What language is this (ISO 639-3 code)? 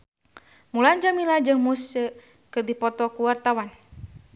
sun